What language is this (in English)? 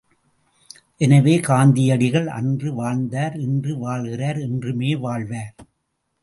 Tamil